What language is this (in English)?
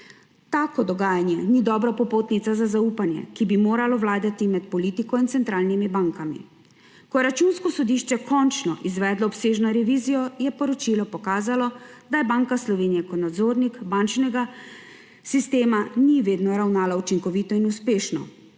Slovenian